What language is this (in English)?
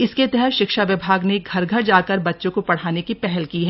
Hindi